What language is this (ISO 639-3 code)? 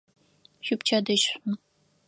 ady